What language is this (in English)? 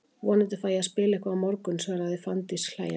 Icelandic